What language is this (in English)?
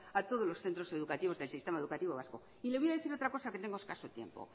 Spanish